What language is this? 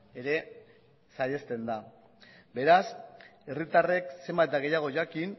Basque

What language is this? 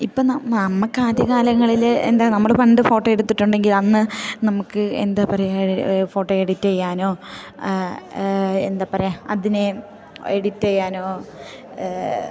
Malayalam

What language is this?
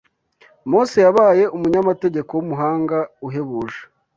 Kinyarwanda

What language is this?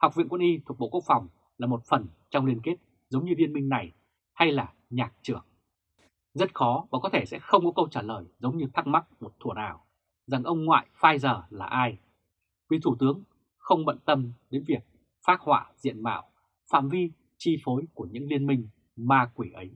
Vietnamese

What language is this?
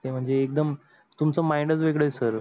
Marathi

